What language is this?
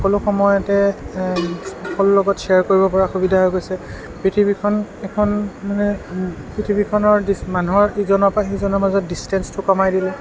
Assamese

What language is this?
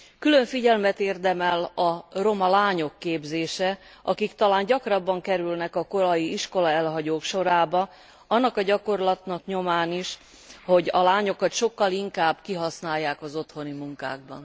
Hungarian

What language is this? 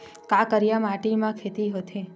Chhattisgarhi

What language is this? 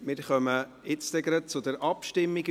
Swiss German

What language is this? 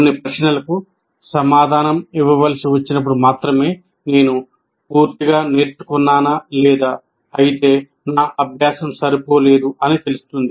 Telugu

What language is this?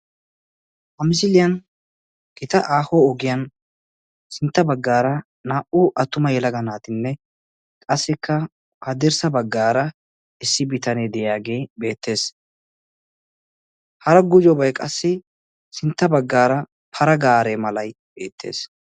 Wolaytta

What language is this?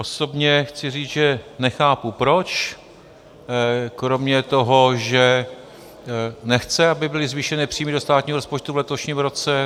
Czech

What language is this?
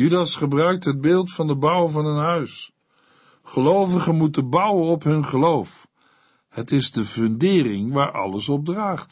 Dutch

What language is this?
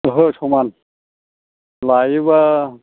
Bodo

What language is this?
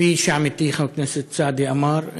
Hebrew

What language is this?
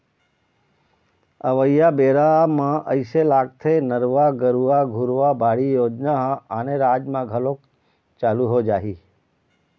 Chhattisgarhi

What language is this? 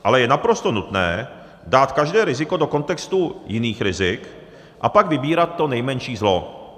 Czech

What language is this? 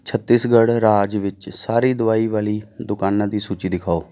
Punjabi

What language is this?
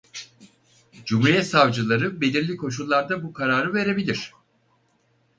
Turkish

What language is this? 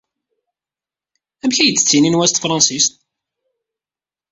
Kabyle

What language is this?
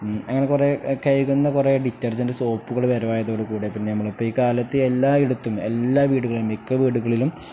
Malayalam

